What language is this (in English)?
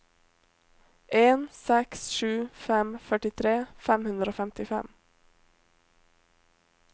Norwegian